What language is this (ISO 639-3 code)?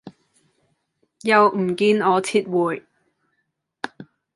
yue